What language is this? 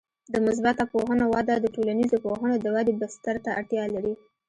Pashto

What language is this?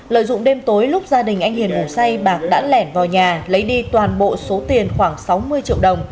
Vietnamese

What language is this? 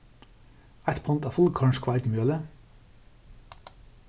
Faroese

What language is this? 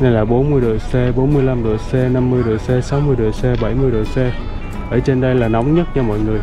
Vietnamese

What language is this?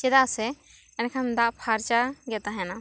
Santali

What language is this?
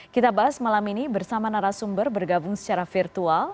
Indonesian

